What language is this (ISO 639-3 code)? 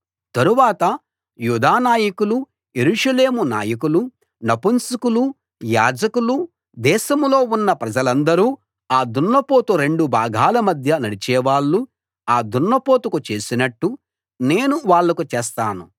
tel